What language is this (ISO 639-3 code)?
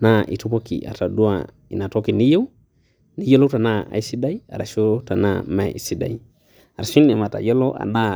mas